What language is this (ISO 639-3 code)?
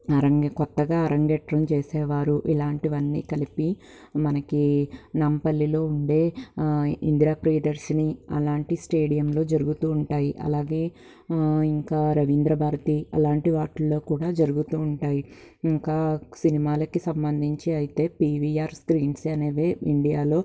tel